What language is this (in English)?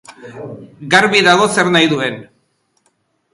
Basque